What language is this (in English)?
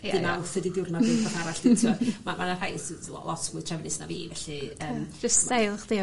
Welsh